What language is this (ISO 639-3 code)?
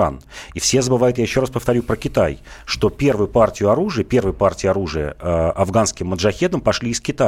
rus